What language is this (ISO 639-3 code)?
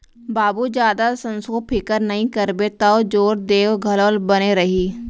hne